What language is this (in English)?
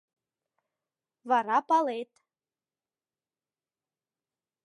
Mari